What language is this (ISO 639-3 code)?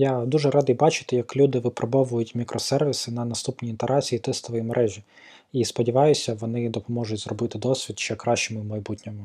ukr